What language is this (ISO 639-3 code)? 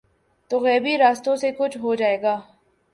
urd